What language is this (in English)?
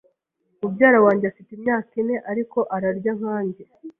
Kinyarwanda